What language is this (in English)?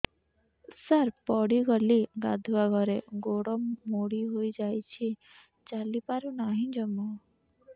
Odia